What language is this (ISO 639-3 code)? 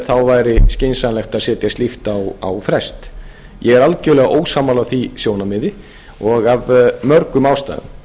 isl